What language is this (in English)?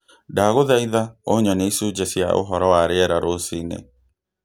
Kikuyu